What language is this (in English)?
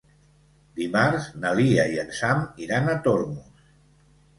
Catalan